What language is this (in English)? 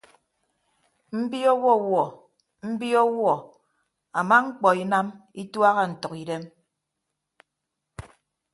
Ibibio